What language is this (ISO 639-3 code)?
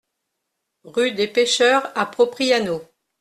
fra